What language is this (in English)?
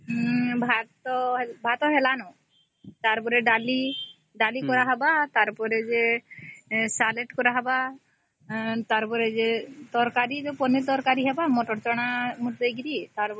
Odia